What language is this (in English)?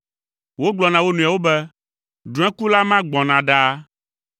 Ewe